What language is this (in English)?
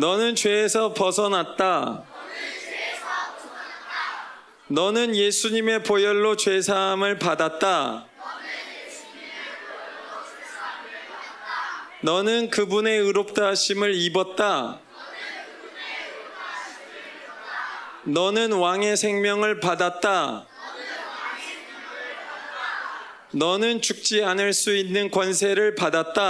Korean